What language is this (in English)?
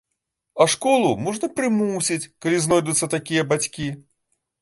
Belarusian